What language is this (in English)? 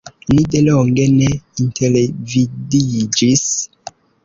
Esperanto